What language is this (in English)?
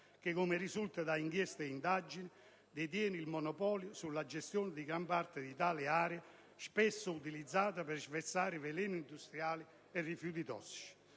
Italian